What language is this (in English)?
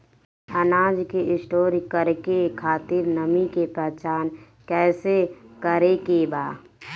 Bhojpuri